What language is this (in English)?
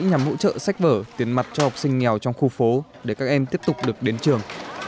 Vietnamese